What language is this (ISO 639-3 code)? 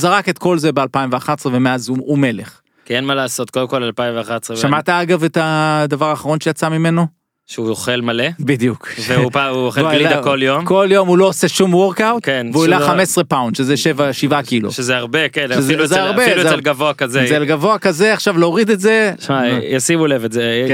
heb